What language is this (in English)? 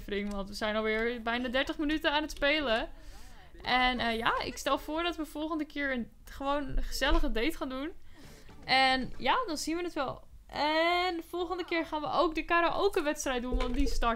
Dutch